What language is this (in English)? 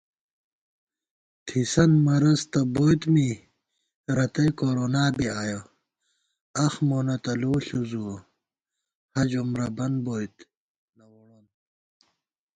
Gawar-Bati